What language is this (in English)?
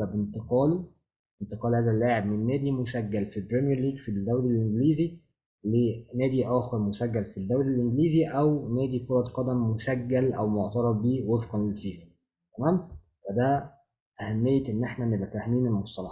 Arabic